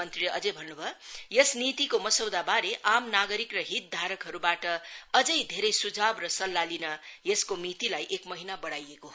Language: Nepali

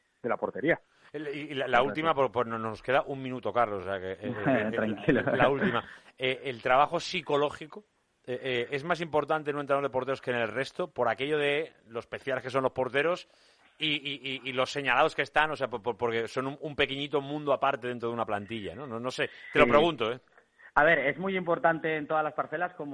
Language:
Spanish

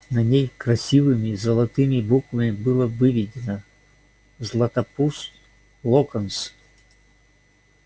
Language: Russian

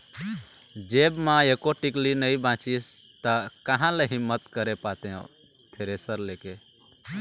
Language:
Chhattisgarhi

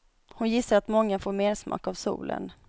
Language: Swedish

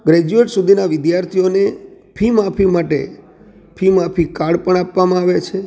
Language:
Gujarati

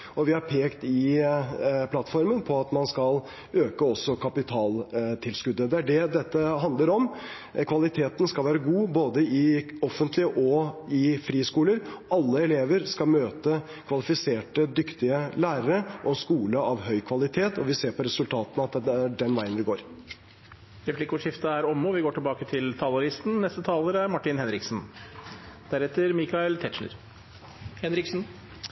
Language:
Norwegian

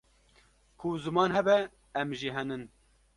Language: Kurdish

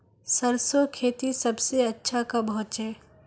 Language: Magahi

